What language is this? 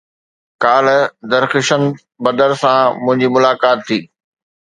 Sindhi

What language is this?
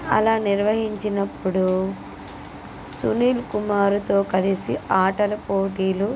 Telugu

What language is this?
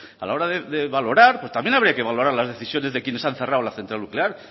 Spanish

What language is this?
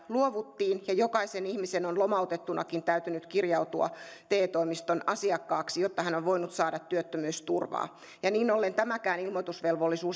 Finnish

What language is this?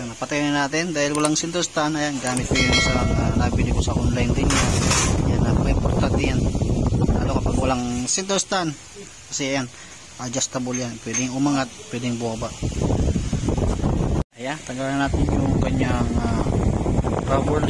Filipino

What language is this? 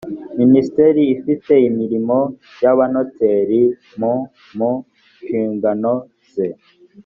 Kinyarwanda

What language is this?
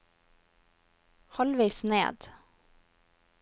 Norwegian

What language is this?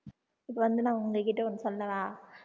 Tamil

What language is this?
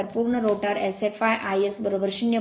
Marathi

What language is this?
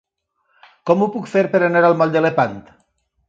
Catalan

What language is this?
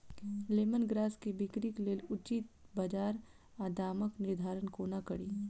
Maithili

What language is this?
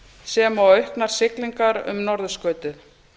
Icelandic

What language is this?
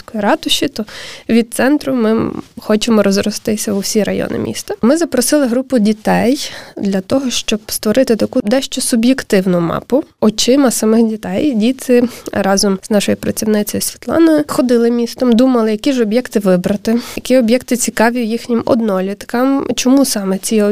Ukrainian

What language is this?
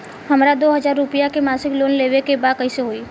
Bhojpuri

